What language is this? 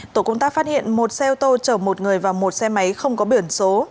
Vietnamese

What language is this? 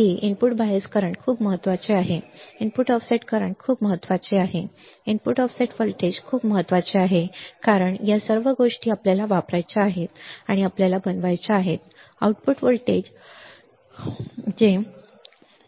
Marathi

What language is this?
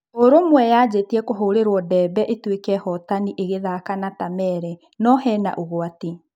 Kikuyu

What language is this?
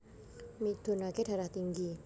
Javanese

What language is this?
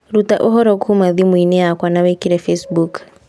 Kikuyu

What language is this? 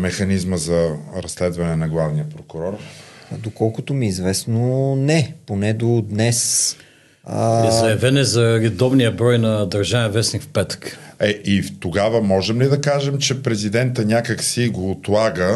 Bulgarian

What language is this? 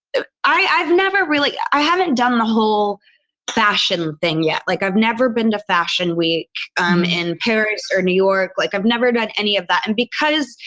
English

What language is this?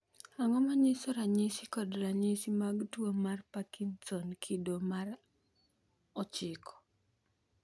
Luo (Kenya and Tanzania)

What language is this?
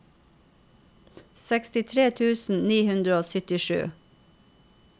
Norwegian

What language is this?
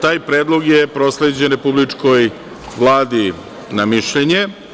Serbian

